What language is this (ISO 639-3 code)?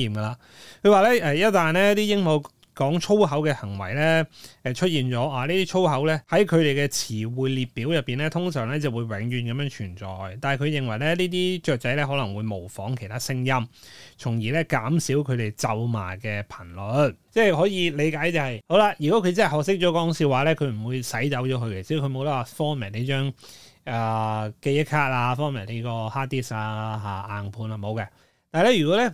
zho